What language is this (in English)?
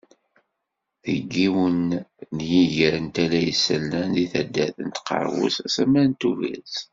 Kabyle